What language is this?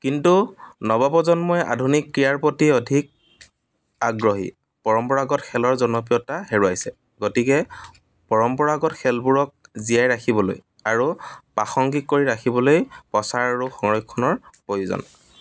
Assamese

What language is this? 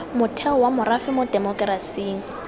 Tswana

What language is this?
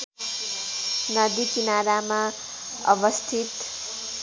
Nepali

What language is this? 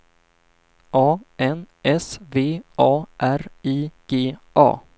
Swedish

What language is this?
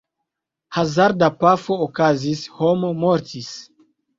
Esperanto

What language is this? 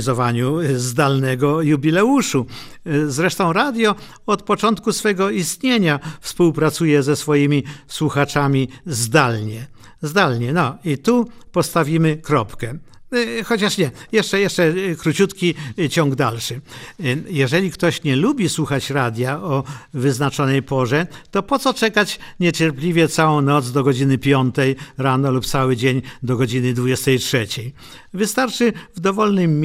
Polish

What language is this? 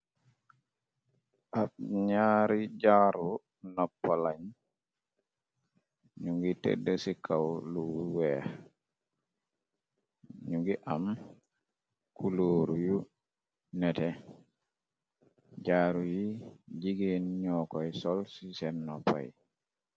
Wolof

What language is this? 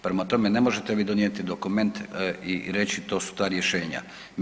Croatian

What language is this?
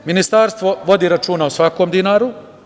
Serbian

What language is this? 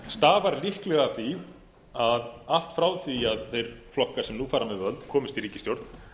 Icelandic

